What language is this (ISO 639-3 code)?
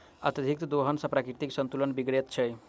mai